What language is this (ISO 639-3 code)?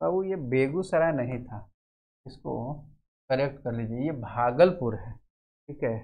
hin